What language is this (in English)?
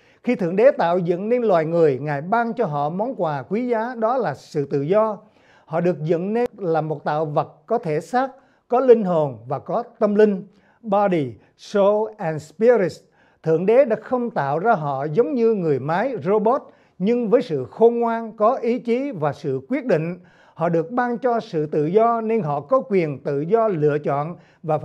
Vietnamese